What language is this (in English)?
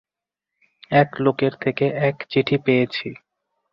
Bangla